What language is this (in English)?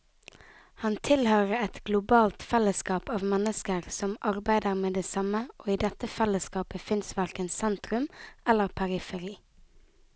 Norwegian